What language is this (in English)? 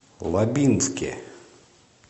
Russian